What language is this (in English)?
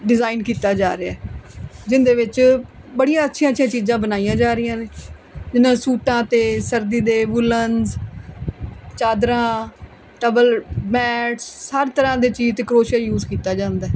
Punjabi